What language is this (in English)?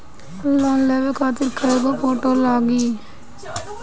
Bhojpuri